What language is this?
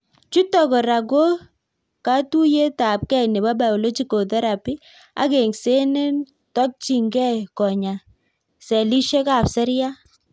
Kalenjin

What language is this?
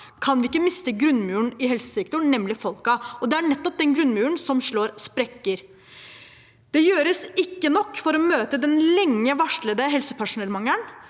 Norwegian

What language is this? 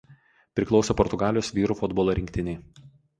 Lithuanian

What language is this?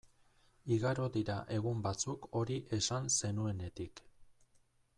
Basque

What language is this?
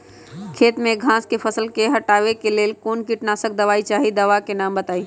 Magahi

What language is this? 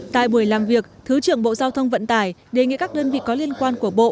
Vietnamese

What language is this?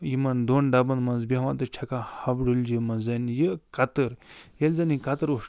Kashmiri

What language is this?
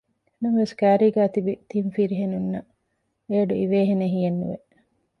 Divehi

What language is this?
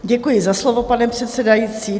Czech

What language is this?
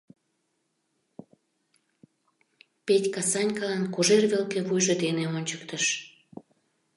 Mari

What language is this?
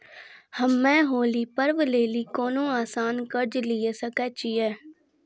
Maithili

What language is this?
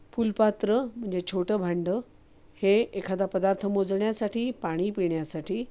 Marathi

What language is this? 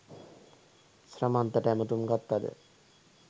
Sinhala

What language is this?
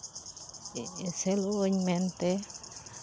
Santali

